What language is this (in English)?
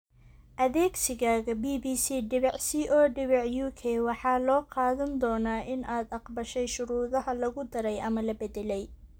Somali